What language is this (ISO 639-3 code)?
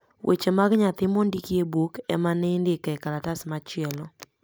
luo